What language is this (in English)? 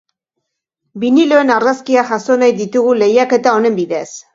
Basque